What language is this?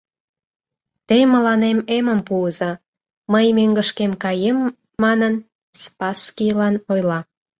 Mari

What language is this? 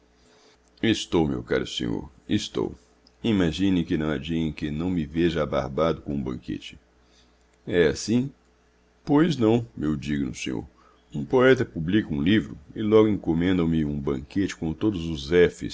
Portuguese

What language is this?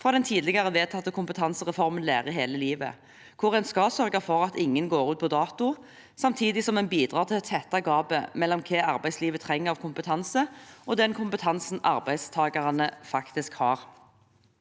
Norwegian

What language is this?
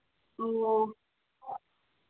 Manipuri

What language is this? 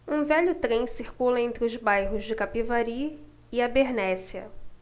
Portuguese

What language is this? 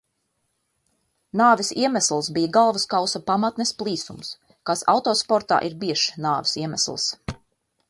Latvian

